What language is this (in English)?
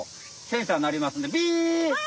Japanese